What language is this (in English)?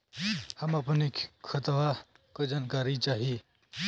Bhojpuri